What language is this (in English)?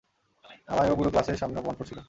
Bangla